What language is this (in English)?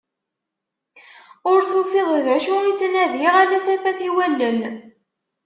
Kabyle